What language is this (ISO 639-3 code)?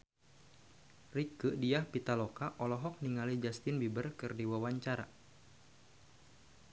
sun